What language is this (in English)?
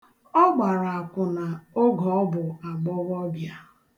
Igbo